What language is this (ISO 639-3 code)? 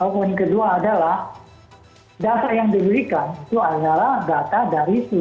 ind